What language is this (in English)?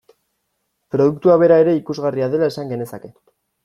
Basque